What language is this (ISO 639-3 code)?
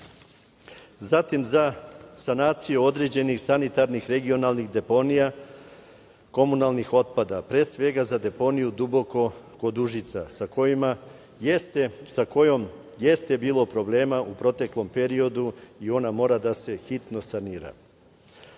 srp